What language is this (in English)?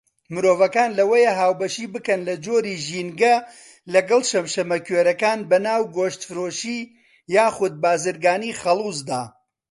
Central Kurdish